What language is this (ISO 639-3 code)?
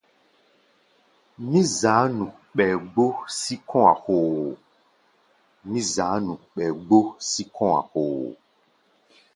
gba